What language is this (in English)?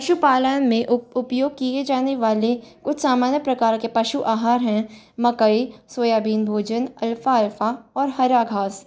Hindi